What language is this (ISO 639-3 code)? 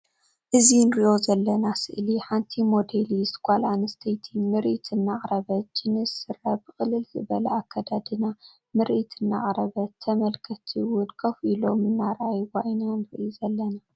tir